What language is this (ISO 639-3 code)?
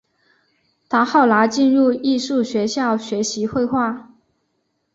zho